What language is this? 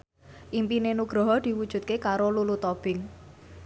Javanese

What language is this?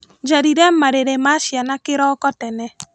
Kikuyu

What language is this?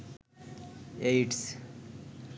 Bangla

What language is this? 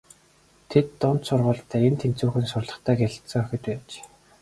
Mongolian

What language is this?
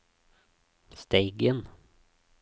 Norwegian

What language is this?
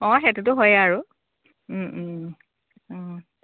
Assamese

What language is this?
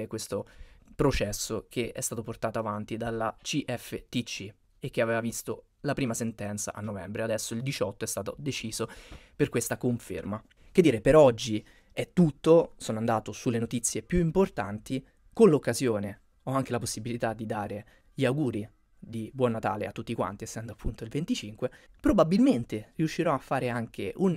Italian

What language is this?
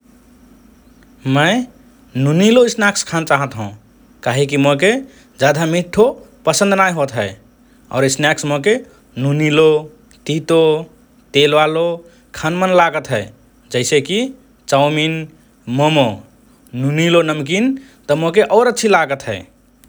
Rana Tharu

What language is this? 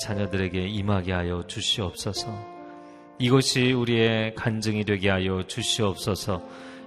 Korean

